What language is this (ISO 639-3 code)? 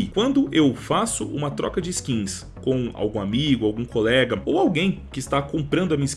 por